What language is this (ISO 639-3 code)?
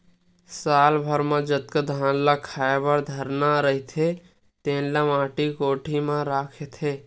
hne